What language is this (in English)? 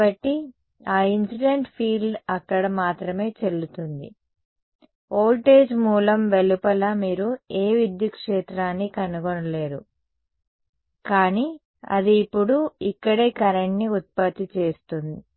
Telugu